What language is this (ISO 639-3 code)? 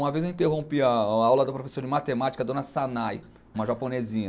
por